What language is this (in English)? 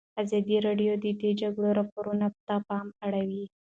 Pashto